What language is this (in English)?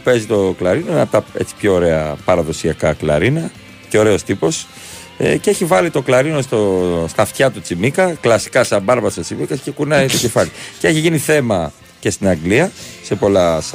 Greek